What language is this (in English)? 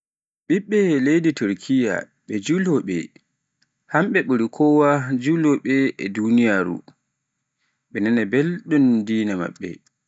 Pular